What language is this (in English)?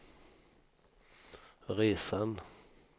Swedish